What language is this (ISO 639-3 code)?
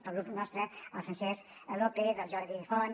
cat